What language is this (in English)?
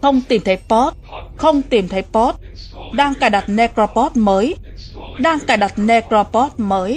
Vietnamese